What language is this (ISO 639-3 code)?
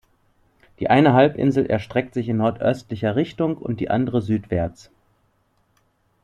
deu